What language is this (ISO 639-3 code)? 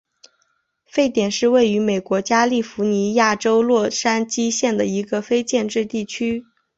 zho